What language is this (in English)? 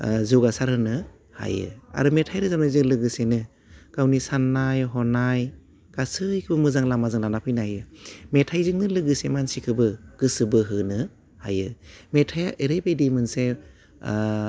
Bodo